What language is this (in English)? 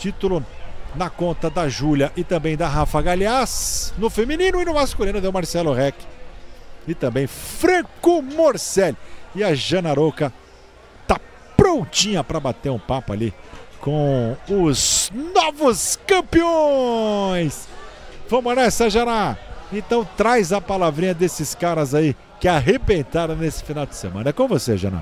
Portuguese